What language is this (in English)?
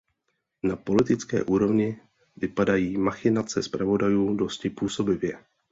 Czech